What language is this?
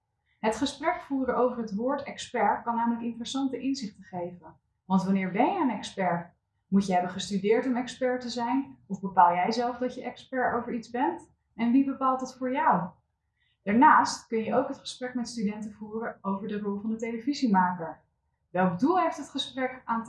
Dutch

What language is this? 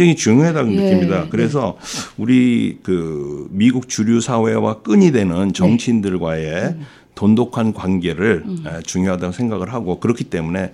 Korean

